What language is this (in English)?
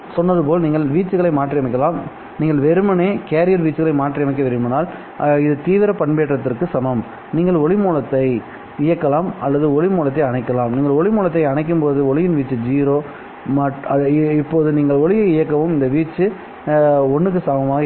Tamil